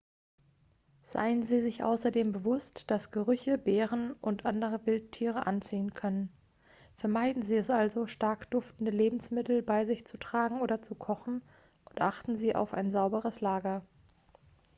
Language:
German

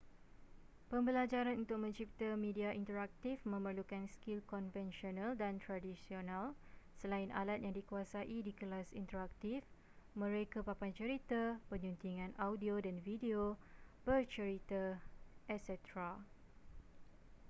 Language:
Malay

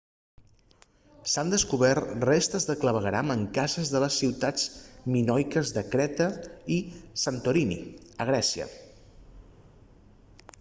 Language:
Catalan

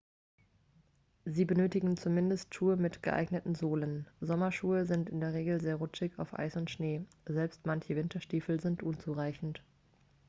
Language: German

